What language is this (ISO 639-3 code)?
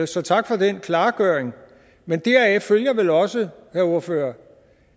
dan